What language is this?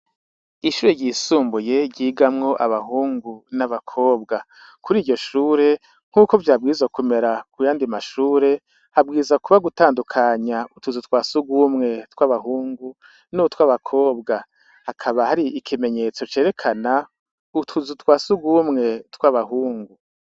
Rundi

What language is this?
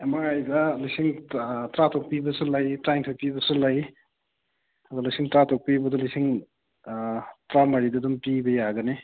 Manipuri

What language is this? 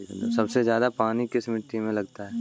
Hindi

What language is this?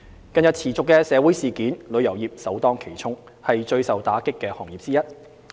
Cantonese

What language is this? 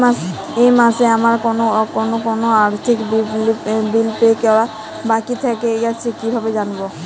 Bangla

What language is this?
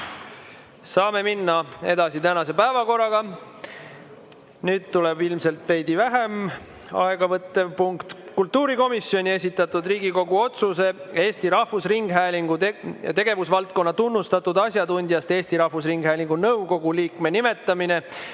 Estonian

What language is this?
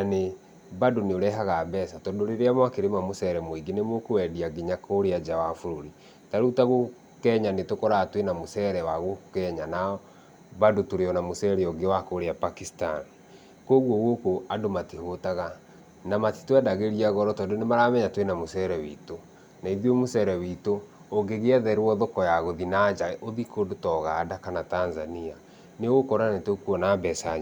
Kikuyu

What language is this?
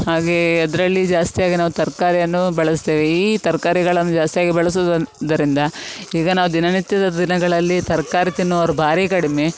Kannada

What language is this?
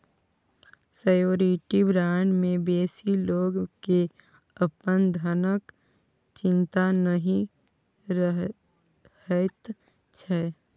Maithili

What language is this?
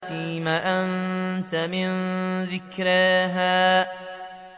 Arabic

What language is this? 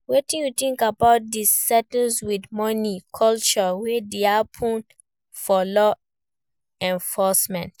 Nigerian Pidgin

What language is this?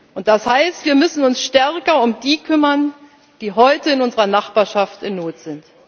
German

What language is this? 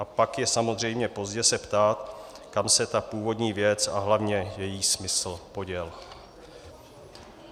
Czech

